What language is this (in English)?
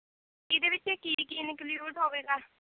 Punjabi